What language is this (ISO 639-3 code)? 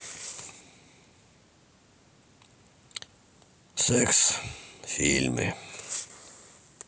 rus